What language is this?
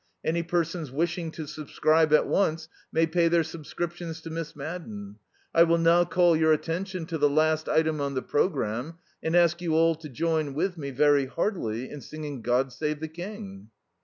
English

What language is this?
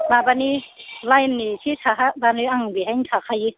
Bodo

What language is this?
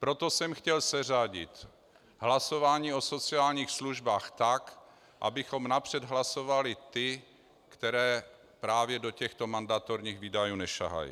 Czech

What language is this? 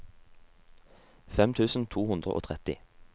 Norwegian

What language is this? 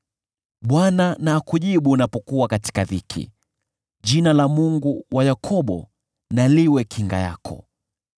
Swahili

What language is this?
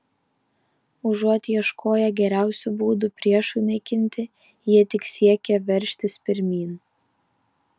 Lithuanian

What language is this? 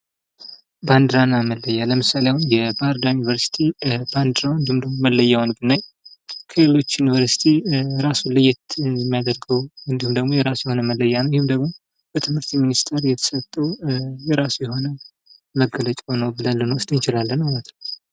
Amharic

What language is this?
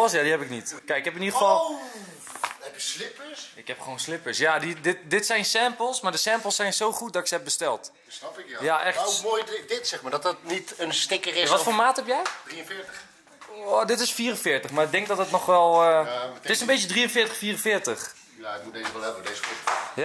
Dutch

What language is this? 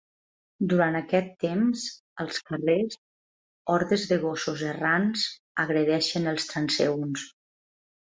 Catalan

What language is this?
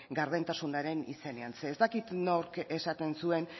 Basque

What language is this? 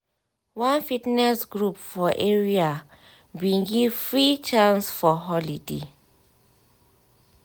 Nigerian Pidgin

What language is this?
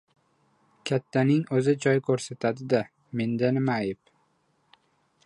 Uzbek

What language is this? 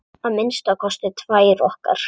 Icelandic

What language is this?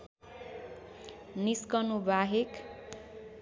Nepali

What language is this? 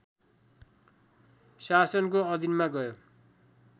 Nepali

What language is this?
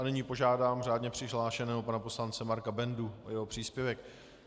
Czech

